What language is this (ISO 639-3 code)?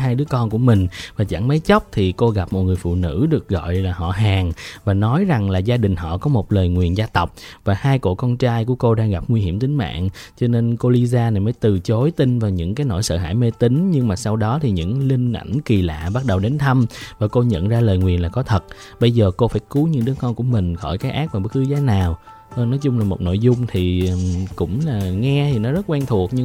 vie